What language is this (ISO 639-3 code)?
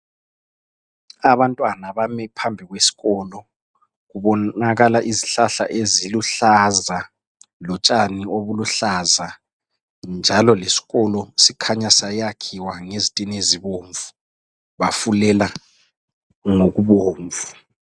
nde